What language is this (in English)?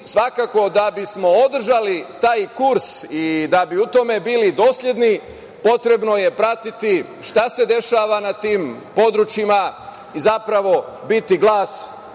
Serbian